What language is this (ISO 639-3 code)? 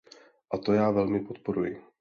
ces